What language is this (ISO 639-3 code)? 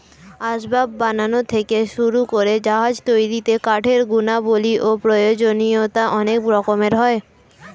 ben